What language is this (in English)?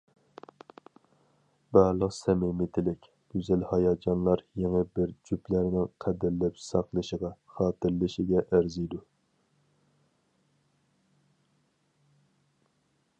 Uyghur